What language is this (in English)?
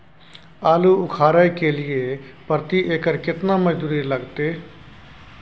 Maithili